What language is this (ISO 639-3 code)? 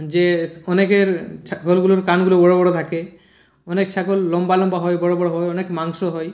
ben